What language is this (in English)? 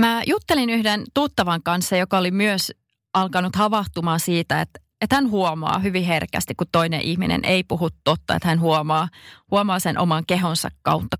Finnish